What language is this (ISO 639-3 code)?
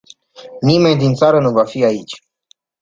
ron